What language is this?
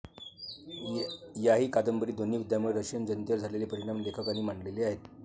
Marathi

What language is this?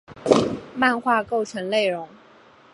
Chinese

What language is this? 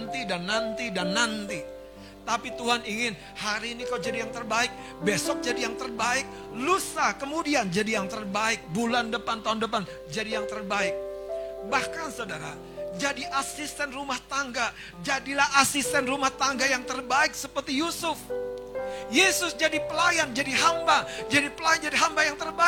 Indonesian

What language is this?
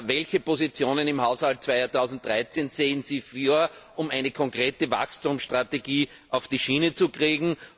German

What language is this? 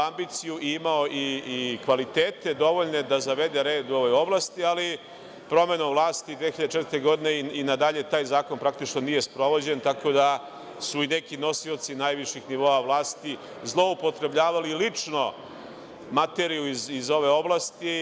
Serbian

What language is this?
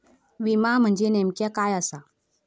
Marathi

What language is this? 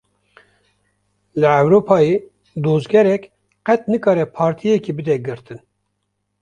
Kurdish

